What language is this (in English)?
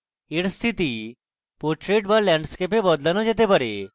Bangla